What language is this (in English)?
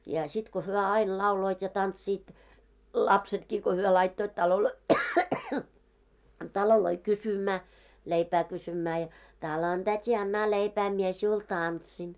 Finnish